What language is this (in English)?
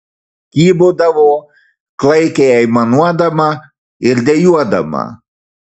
Lithuanian